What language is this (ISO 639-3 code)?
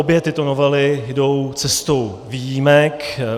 ces